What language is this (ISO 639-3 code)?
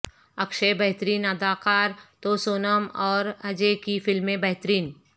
urd